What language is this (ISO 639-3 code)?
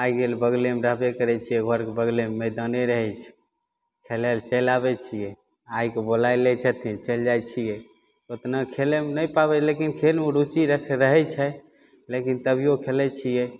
mai